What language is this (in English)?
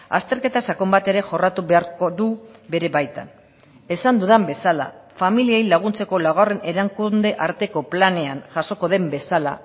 Basque